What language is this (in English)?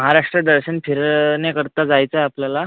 Marathi